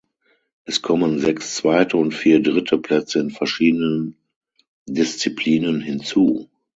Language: German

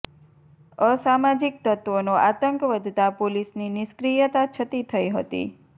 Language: Gujarati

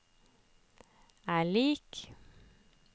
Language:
Norwegian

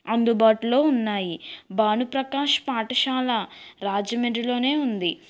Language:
Telugu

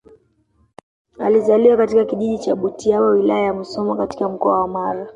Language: Swahili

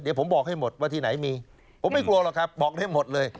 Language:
Thai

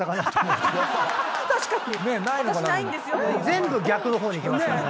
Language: Japanese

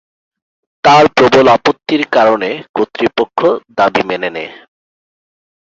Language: Bangla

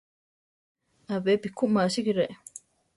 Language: Central Tarahumara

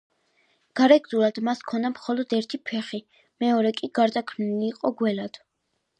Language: Georgian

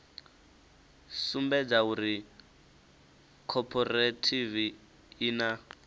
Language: Venda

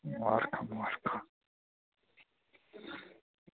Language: Dogri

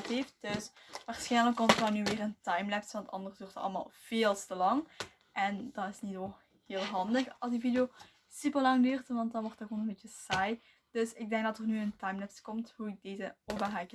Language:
Dutch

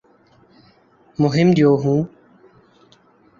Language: Urdu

